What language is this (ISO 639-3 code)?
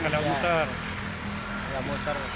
ind